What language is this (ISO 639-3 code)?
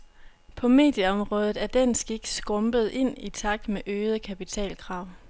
dan